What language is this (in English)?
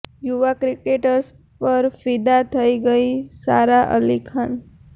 Gujarati